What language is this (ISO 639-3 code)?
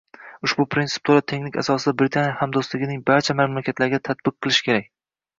uzb